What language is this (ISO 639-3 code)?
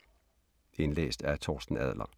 dan